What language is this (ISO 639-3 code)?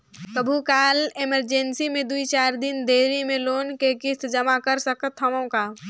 hne